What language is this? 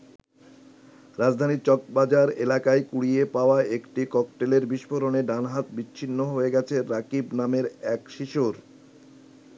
Bangla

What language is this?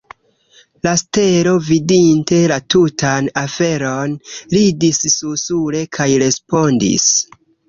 Esperanto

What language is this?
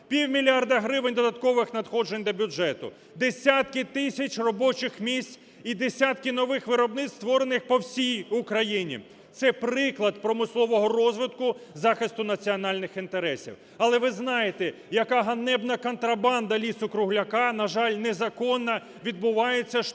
Ukrainian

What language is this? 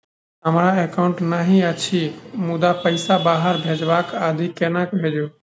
Maithili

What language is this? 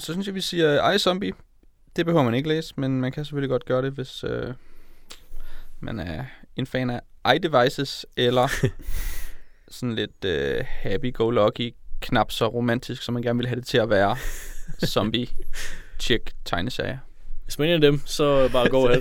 Danish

